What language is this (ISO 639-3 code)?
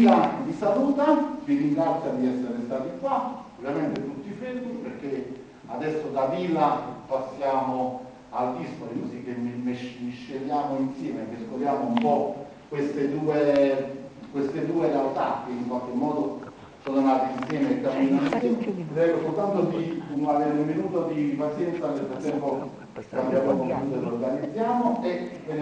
ita